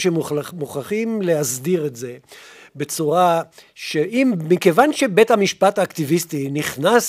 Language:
Hebrew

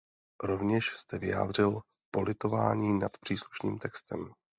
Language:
Czech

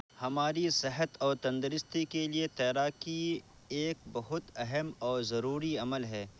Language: Urdu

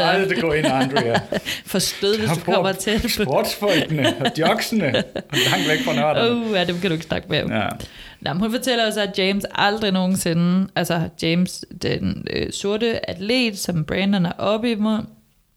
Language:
Danish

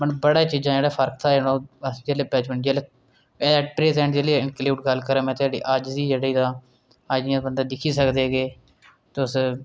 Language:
Dogri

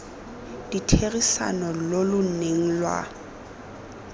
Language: Tswana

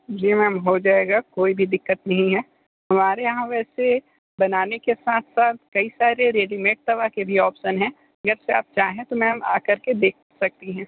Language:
Hindi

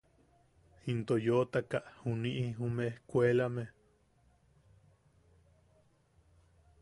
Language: Yaqui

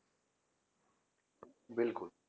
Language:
Punjabi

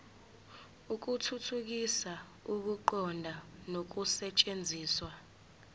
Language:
Zulu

